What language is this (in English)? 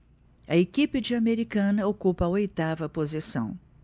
Portuguese